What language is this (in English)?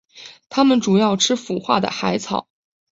Chinese